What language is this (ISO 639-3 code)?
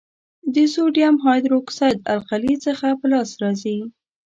pus